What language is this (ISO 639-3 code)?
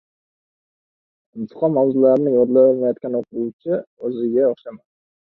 uzb